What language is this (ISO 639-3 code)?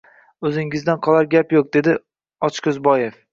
uzb